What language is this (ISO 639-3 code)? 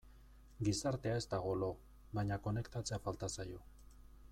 eus